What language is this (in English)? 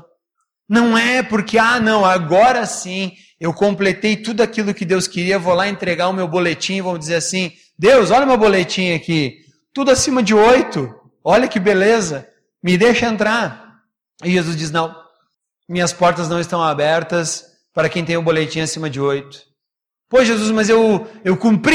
Portuguese